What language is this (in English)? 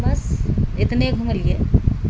Maithili